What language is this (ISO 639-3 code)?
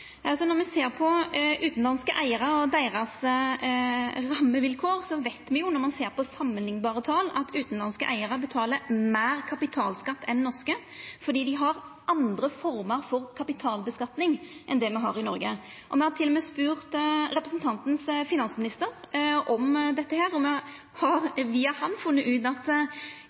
nno